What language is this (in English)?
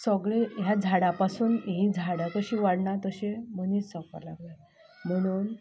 Konkani